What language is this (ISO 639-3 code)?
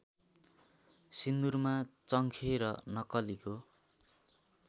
nep